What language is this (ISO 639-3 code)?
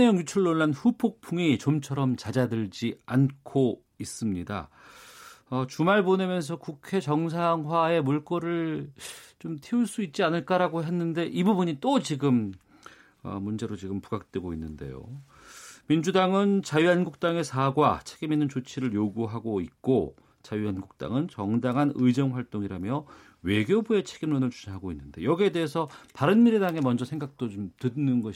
kor